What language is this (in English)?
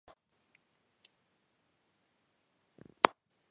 Georgian